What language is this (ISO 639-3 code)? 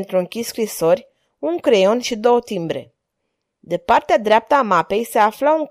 ron